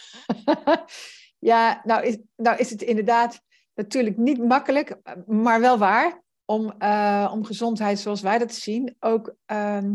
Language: Dutch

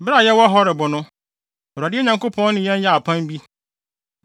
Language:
Akan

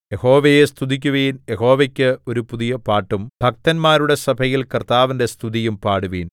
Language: Malayalam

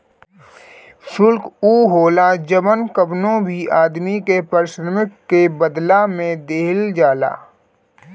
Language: Bhojpuri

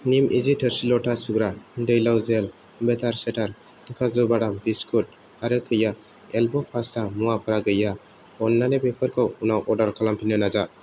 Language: Bodo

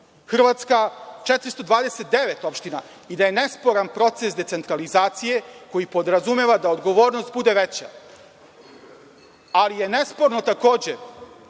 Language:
Serbian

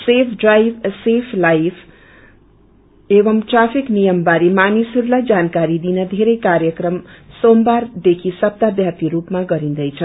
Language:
Nepali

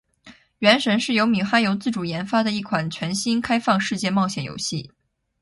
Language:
Chinese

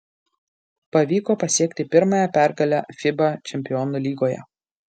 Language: Lithuanian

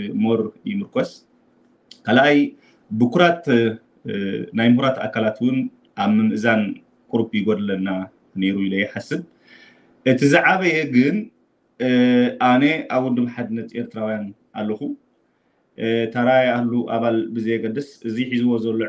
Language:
Arabic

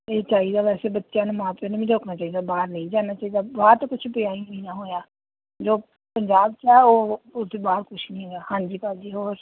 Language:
Punjabi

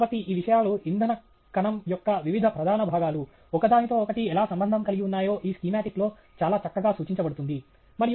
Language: Telugu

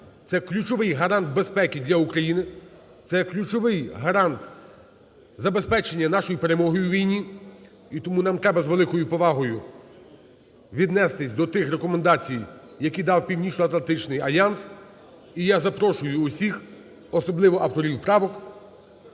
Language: Ukrainian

